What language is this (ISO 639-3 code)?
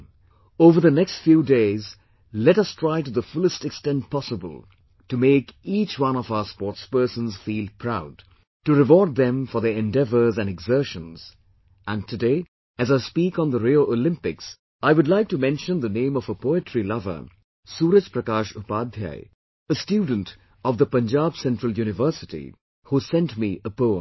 eng